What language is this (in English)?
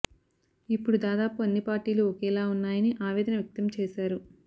Telugu